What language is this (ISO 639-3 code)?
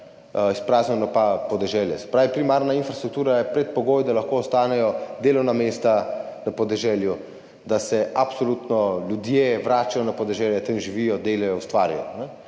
slv